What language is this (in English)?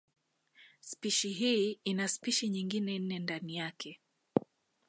Swahili